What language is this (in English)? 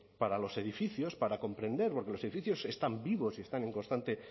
Spanish